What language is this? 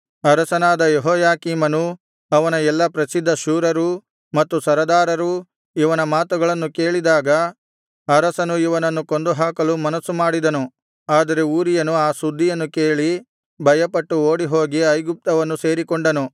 Kannada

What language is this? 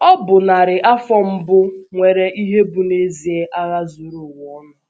Igbo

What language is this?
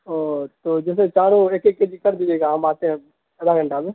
Urdu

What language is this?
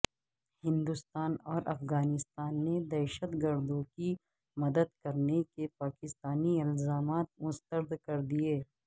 Urdu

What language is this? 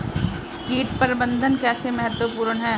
Hindi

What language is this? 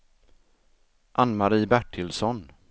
Swedish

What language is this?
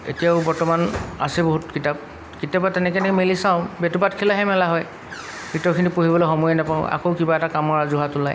Assamese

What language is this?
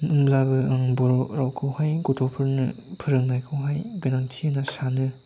Bodo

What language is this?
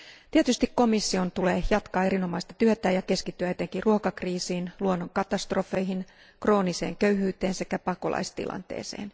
Finnish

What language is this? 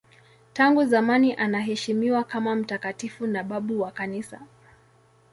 Swahili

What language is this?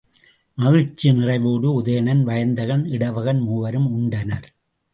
Tamil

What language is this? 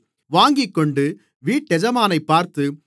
Tamil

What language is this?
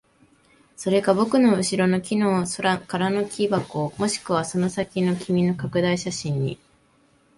Japanese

